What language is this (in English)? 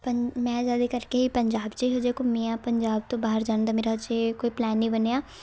Punjabi